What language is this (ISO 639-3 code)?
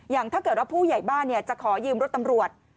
tha